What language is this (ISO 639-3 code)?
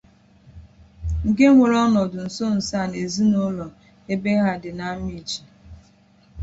ibo